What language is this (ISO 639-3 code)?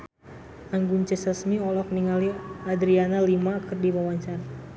sun